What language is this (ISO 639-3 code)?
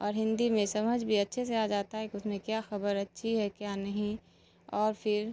urd